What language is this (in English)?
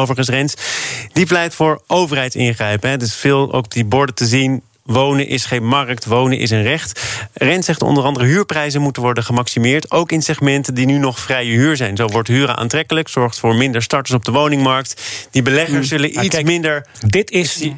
Dutch